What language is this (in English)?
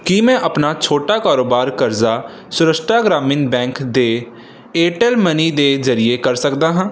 Punjabi